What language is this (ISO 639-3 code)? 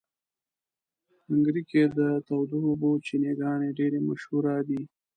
pus